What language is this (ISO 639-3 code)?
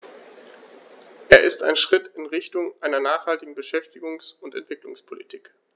deu